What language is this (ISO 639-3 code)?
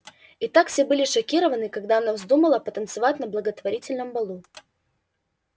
rus